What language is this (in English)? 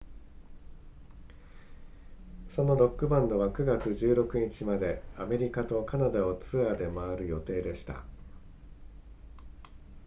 Japanese